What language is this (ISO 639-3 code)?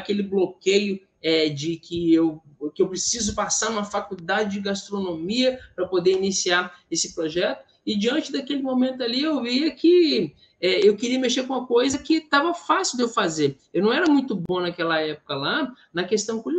por